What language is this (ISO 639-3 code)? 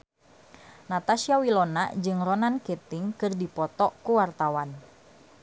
sun